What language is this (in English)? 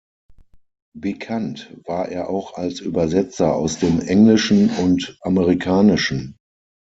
German